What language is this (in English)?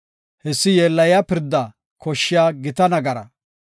Gofa